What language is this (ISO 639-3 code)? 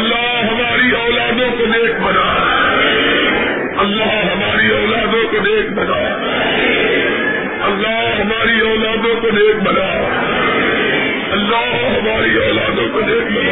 urd